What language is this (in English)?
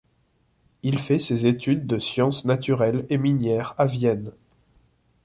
French